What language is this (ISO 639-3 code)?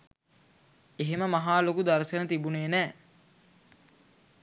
sin